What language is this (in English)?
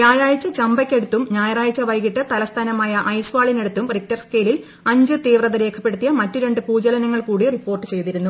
Malayalam